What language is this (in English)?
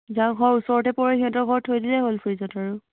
Assamese